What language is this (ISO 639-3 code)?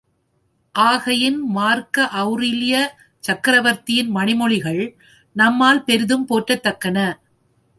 tam